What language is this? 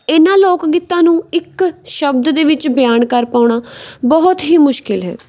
Punjabi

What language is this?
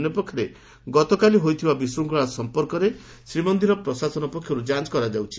Odia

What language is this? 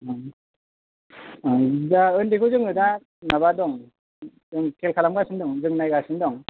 Bodo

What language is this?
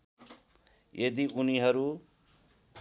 Nepali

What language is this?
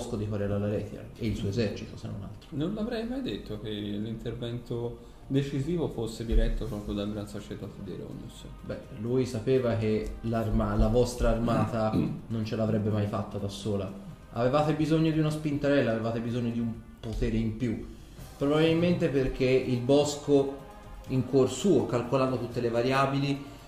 Italian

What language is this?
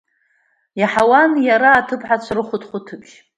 Abkhazian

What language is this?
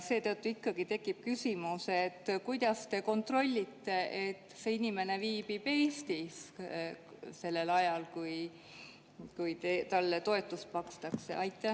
Estonian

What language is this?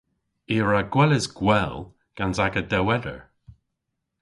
Cornish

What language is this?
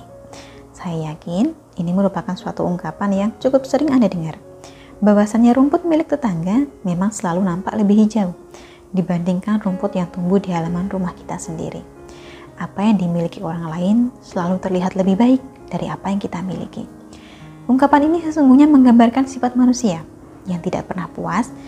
Indonesian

